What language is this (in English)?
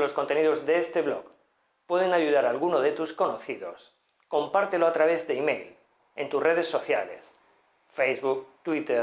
Spanish